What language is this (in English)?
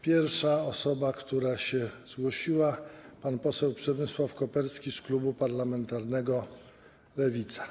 Polish